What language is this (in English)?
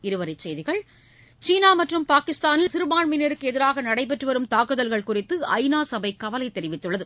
Tamil